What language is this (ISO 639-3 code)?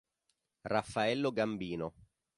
ita